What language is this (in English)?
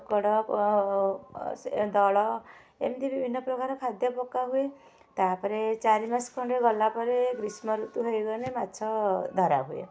Odia